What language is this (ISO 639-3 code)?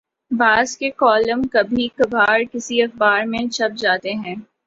urd